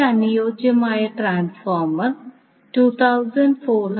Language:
Malayalam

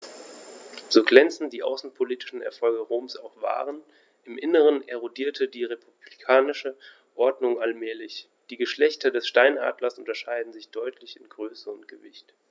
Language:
German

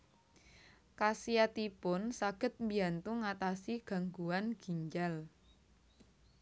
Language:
Javanese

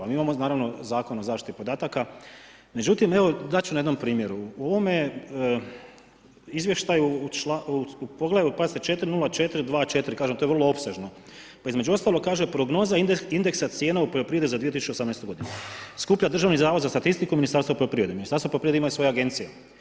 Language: Croatian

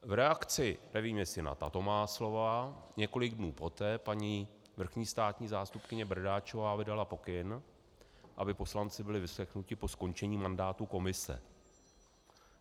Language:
Czech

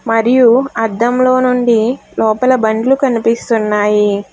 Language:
Telugu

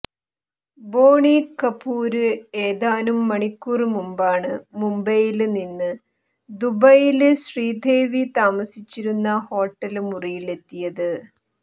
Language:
Malayalam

